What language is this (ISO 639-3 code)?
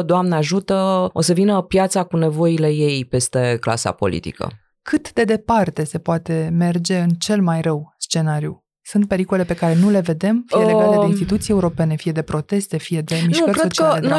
ron